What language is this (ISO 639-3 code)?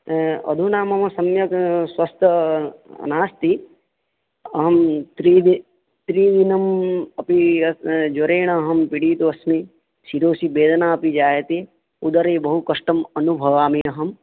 san